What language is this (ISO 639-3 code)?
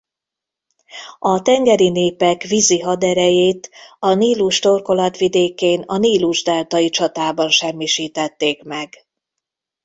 hun